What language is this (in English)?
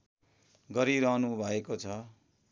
Nepali